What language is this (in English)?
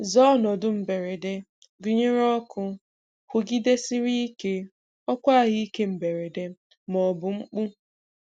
Igbo